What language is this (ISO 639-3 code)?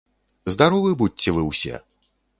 bel